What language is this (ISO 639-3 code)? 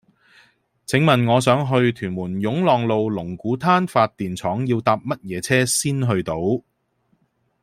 yue